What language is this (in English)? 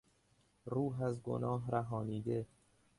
Persian